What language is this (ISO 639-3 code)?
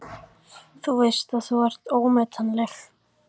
isl